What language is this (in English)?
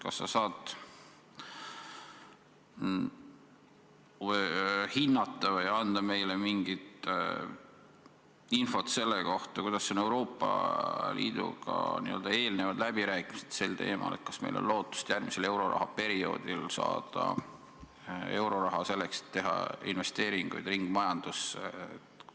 Estonian